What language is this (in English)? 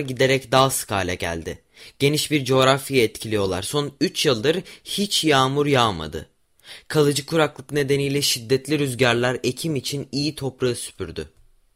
Turkish